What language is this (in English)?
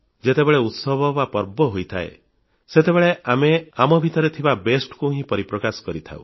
Odia